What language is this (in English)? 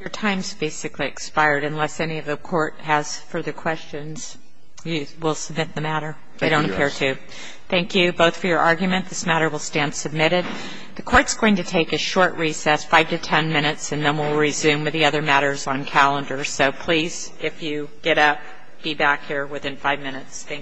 English